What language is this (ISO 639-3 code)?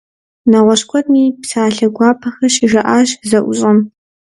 kbd